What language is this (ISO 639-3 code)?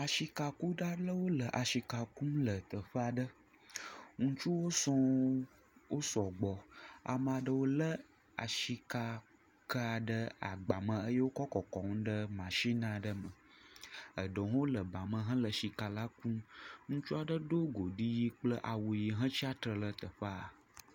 ewe